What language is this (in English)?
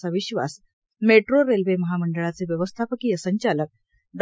Marathi